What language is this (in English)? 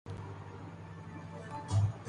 Urdu